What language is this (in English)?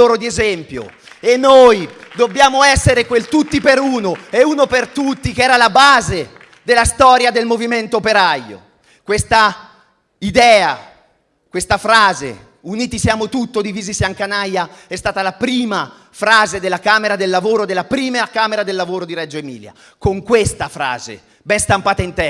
Italian